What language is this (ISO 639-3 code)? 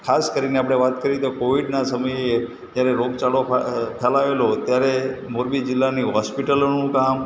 guj